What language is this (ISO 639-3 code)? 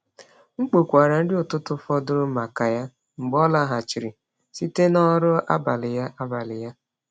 ibo